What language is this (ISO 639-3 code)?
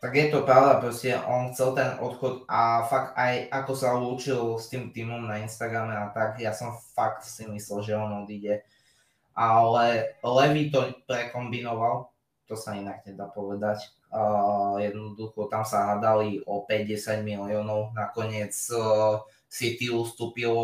slk